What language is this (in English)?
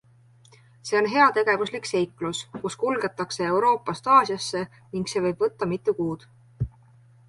Estonian